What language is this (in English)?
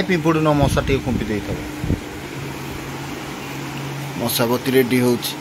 Thai